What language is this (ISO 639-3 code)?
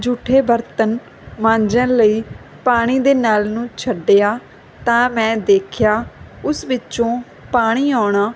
pan